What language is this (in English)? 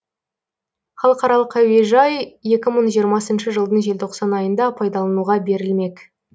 Kazakh